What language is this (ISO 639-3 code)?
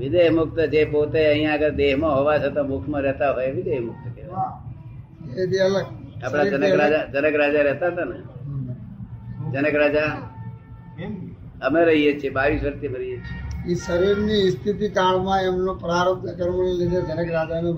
guj